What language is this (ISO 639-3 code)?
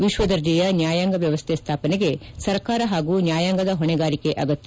kan